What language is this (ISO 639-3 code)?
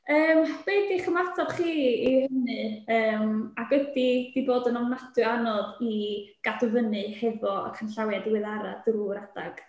cym